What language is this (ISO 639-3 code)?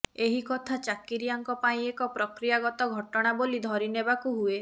ori